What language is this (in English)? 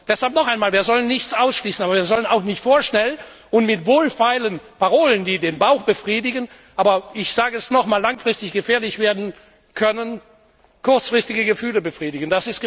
German